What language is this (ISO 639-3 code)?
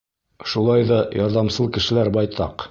bak